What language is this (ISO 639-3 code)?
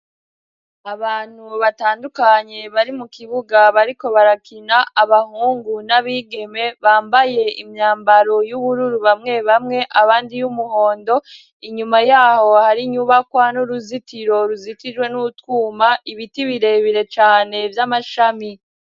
run